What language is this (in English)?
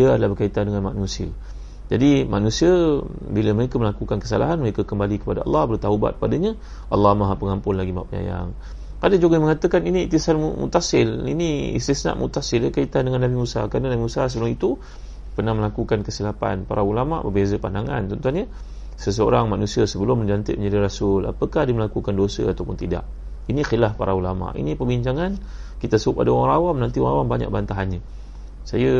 Malay